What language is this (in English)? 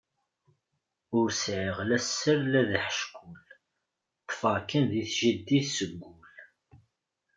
Kabyle